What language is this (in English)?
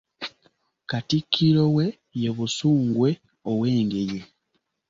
Ganda